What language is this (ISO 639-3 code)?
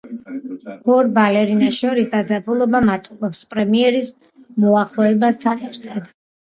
kat